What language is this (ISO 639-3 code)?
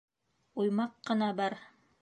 bak